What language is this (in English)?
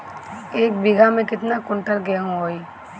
Bhojpuri